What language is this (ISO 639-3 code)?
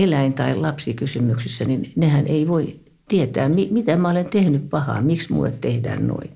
fin